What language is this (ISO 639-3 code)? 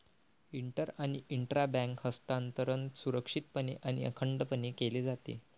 mar